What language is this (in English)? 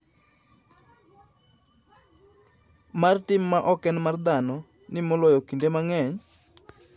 Luo (Kenya and Tanzania)